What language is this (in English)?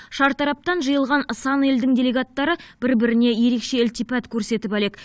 Kazakh